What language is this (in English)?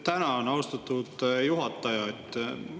Estonian